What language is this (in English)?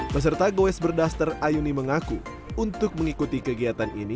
Indonesian